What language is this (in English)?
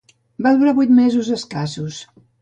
Catalan